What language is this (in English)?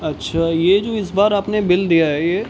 Urdu